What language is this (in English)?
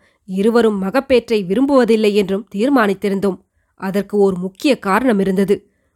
Tamil